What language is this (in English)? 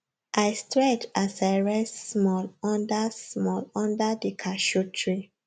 Nigerian Pidgin